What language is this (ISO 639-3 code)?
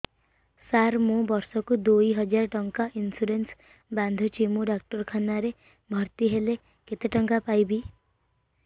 ori